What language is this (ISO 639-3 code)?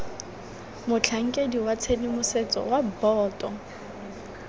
tsn